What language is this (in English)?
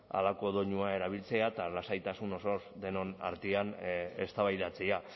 Basque